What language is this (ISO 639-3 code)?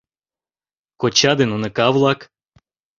chm